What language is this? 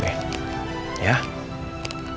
Indonesian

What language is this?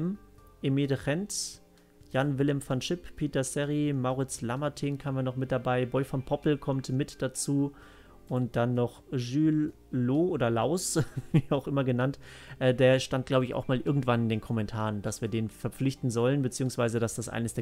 German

